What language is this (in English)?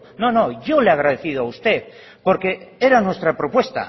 Spanish